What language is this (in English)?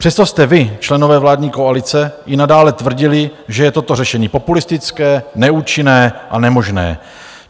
Czech